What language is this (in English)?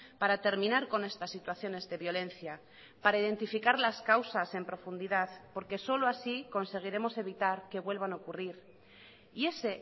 Spanish